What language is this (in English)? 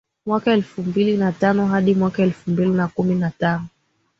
Swahili